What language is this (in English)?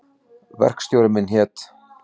Icelandic